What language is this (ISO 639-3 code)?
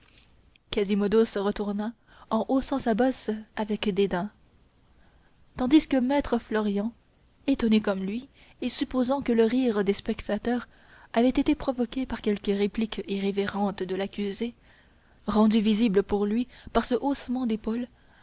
fra